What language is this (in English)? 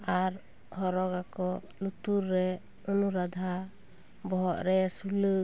Santali